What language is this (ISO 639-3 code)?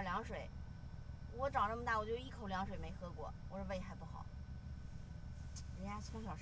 zho